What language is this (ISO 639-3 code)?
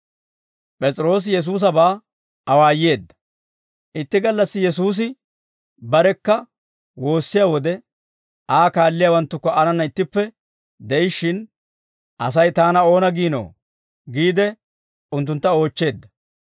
dwr